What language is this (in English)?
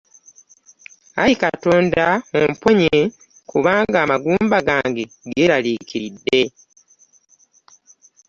Ganda